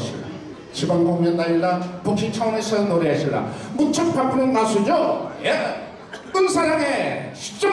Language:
Korean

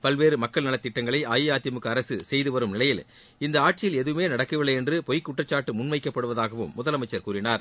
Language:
Tamil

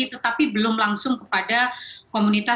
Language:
Indonesian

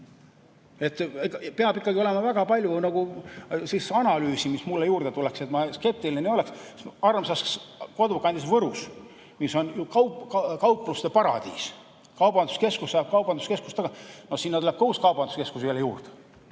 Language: Estonian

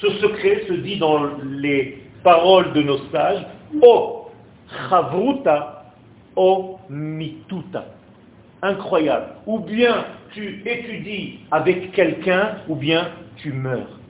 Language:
French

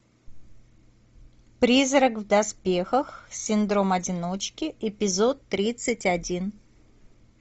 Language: Russian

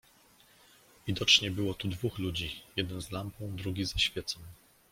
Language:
Polish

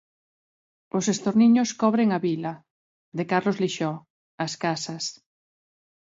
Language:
Galician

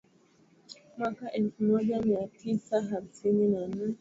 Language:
Swahili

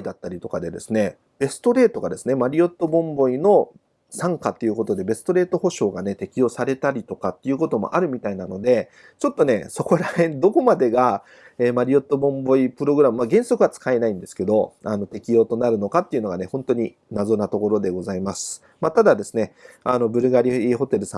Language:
Japanese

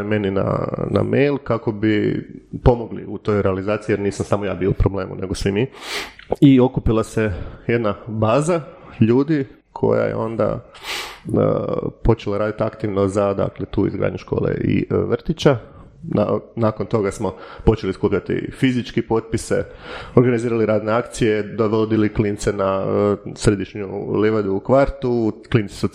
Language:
Croatian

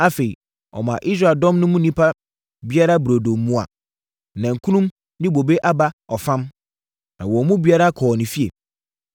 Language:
Akan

